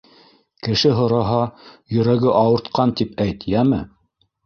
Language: Bashkir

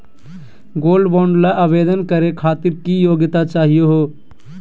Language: Magahi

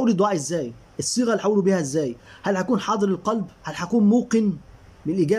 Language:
Arabic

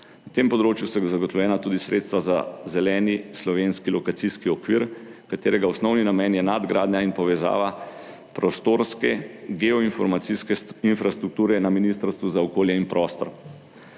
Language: Slovenian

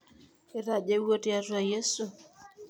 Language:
Masai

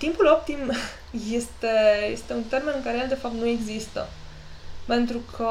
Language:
Romanian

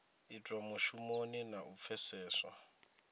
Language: Venda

